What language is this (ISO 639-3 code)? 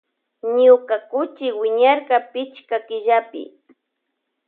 qvj